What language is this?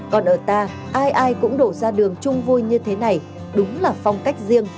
Vietnamese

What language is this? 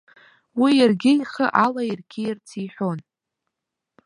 Abkhazian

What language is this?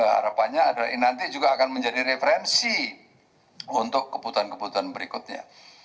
Indonesian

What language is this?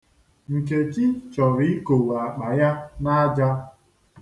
Igbo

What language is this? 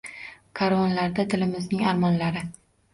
Uzbek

